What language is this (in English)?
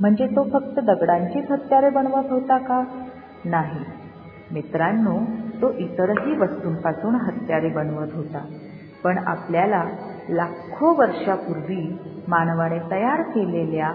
Marathi